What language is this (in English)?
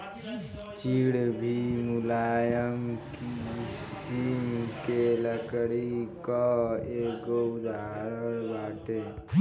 Bhojpuri